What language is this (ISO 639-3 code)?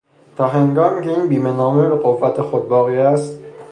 fas